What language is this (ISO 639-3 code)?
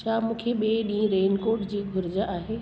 snd